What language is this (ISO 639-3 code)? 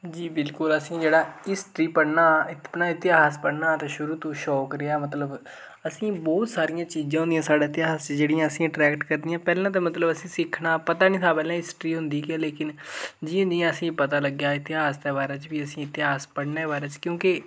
doi